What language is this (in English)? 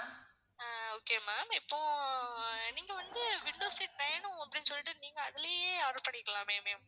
Tamil